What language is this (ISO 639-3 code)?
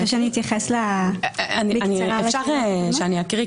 heb